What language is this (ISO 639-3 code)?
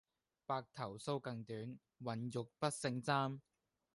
yue